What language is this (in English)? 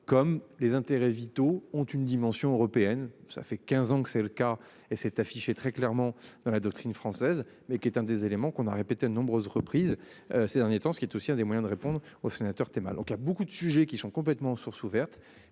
French